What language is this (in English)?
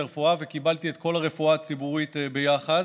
Hebrew